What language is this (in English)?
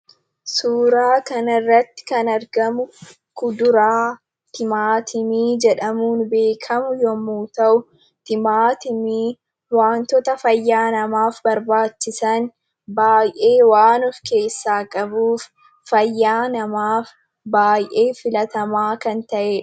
Oromo